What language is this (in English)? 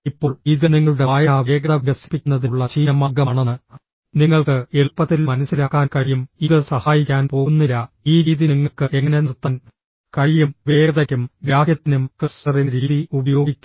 Malayalam